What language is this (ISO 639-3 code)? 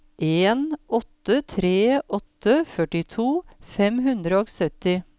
nor